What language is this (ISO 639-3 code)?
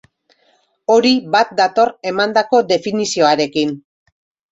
eus